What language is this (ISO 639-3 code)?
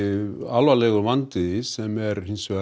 isl